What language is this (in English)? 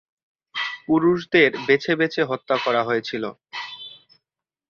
Bangla